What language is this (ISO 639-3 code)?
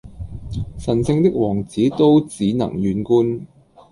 yue